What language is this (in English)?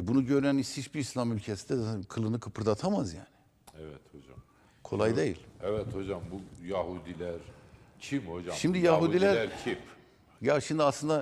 Turkish